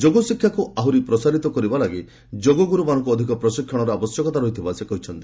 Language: Odia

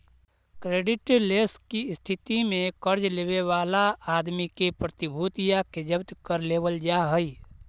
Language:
Magahi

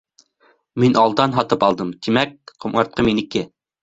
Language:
Bashkir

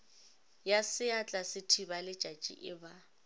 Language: Northern Sotho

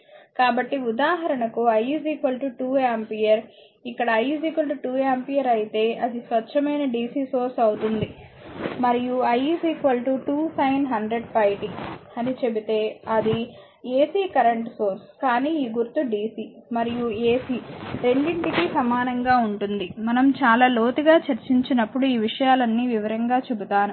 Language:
Telugu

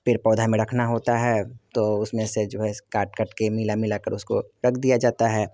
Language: Hindi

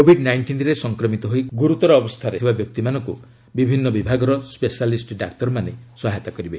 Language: Odia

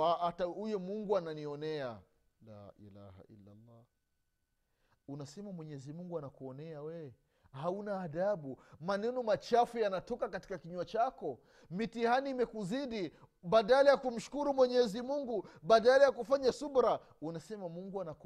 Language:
Swahili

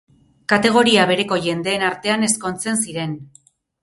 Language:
Basque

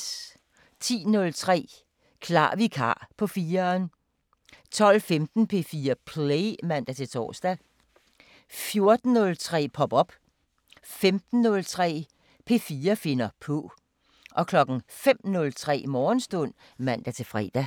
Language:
Danish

